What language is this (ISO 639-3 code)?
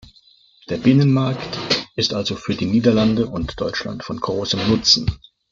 deu